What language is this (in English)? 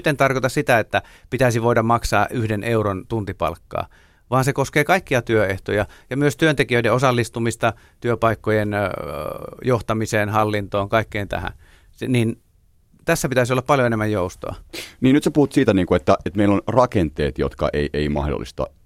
Finnish